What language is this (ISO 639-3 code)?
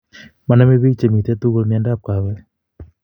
kln